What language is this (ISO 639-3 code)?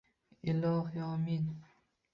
uzb